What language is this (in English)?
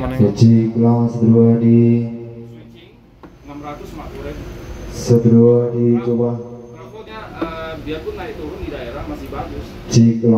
Indonesian